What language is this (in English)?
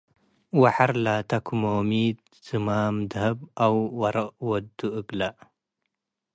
Tigre